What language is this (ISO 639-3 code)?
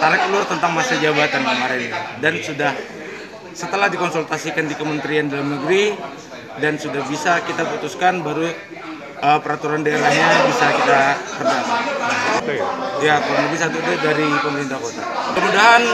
ind